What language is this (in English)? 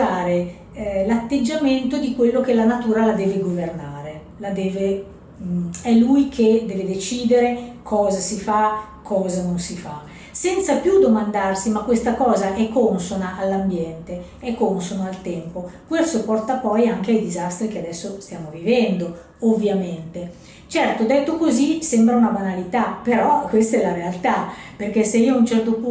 Italian